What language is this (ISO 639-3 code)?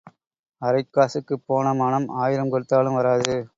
tam